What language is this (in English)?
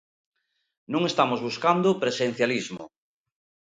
Galician